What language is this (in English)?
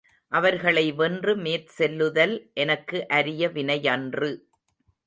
Tamil